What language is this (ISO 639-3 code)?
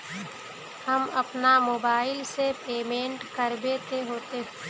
mag